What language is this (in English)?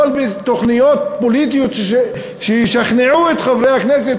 Hebrew